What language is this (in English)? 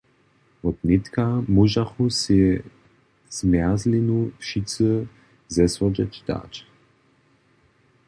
Upper Sorbian